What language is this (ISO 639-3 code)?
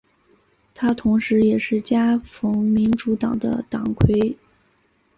zho